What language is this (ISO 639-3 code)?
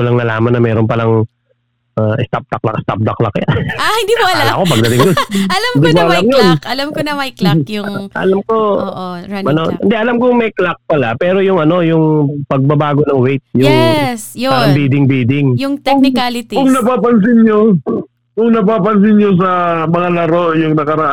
fil